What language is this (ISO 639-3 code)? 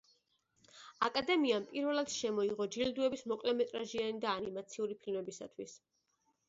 kat